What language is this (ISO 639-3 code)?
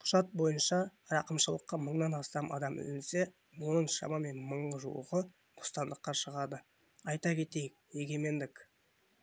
kaz